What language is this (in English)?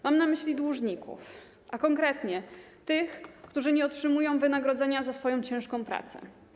Polish